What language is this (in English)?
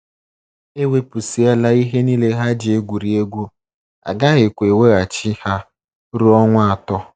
Igbo